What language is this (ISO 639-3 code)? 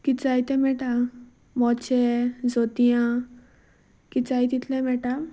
kok